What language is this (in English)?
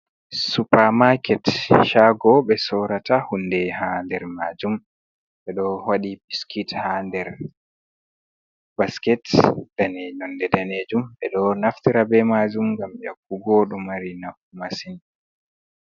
Fula